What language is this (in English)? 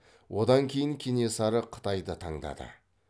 Kazakh